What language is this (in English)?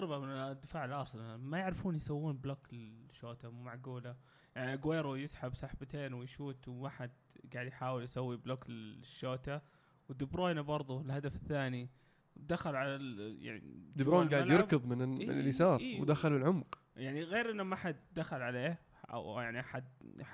Arabic